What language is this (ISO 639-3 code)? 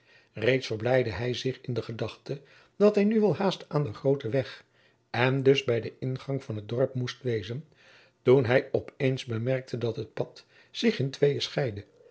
nld